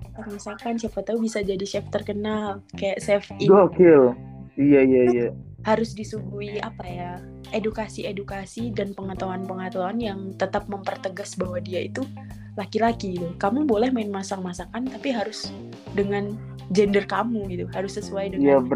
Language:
Indonesian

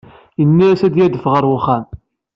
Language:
Kabyle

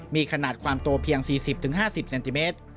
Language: Thai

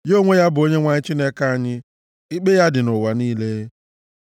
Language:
Igbo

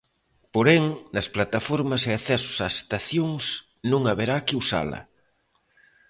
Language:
Galician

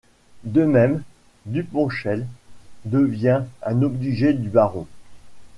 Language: French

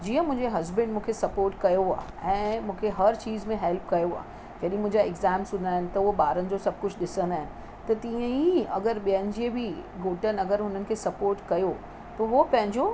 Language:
Sindhi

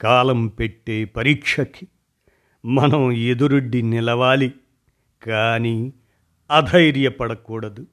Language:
Telugu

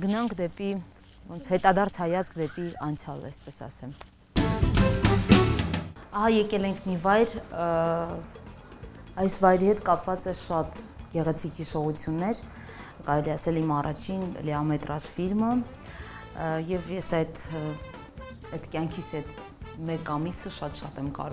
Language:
Romanian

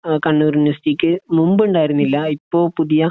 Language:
Malayalam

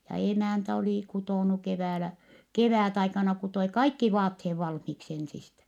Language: Finnish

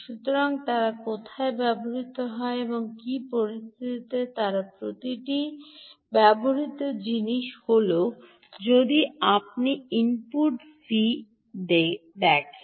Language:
Bangla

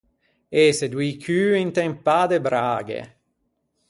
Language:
Ligurian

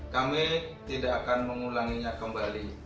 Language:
Indonesian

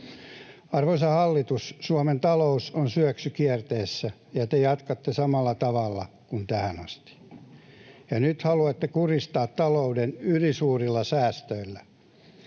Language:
Finnish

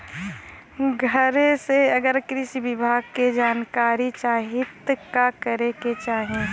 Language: Bhojpuri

